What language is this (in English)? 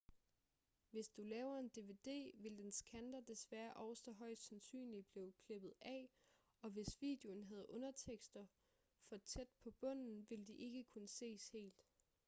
Danish